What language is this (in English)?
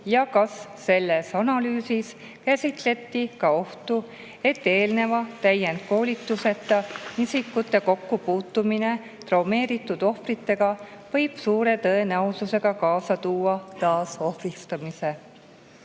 Estonian